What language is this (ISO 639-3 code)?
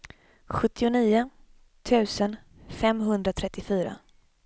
swe